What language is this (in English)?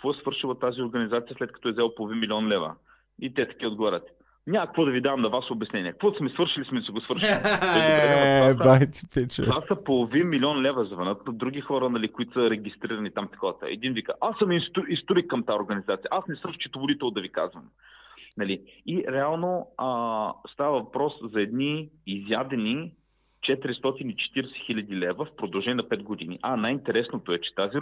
Bulgarian